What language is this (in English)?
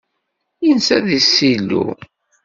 Kabyle